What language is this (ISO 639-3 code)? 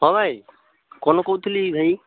ori